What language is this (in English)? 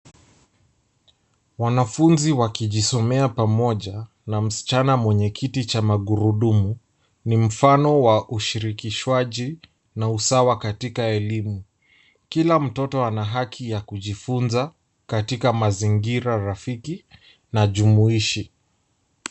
Swahili